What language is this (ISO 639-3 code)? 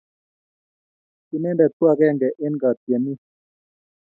kln